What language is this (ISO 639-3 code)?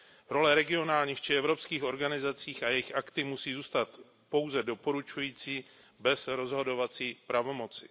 ces